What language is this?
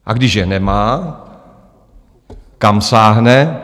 Czech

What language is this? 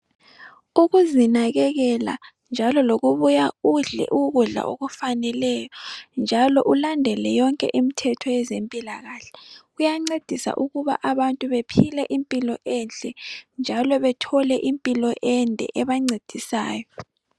North Ndebele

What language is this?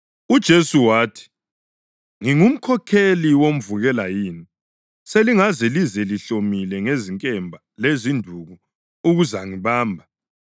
North Ndebele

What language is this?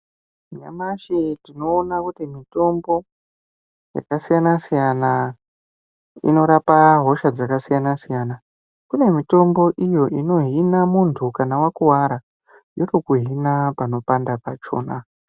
Ndau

